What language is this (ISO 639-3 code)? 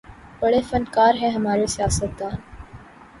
urd